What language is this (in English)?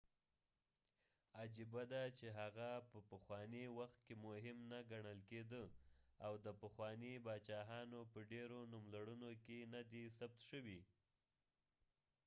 Pashto